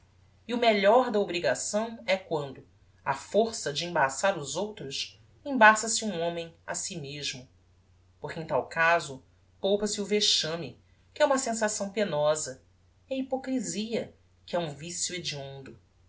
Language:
Portuguese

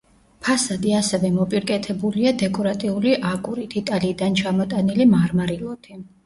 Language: Georgian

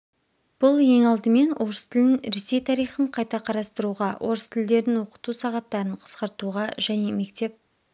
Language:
Kazakh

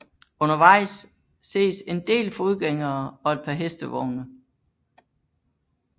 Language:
Danish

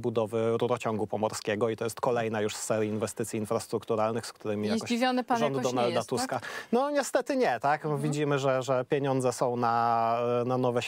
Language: Polish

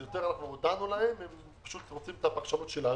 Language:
Hebrew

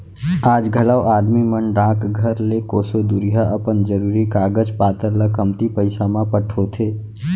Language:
Chhattisgarhi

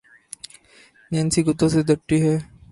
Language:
Urdu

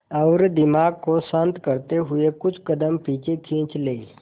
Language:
Hindi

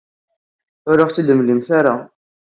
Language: Kabyle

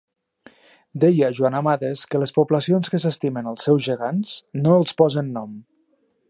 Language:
Catalan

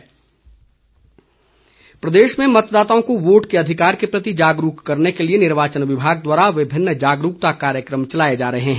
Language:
Hindi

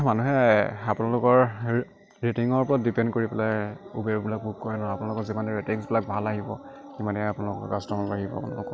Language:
Assamese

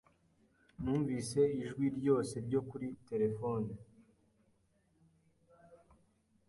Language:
Kinyarwanda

